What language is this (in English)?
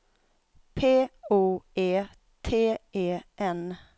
Swedish